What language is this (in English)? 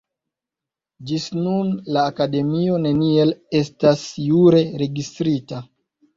Esperanto